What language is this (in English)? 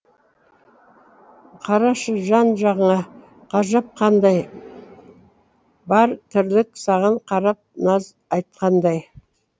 Kazakh